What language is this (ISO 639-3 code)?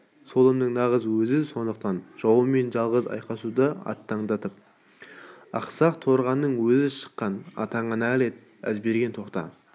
kaz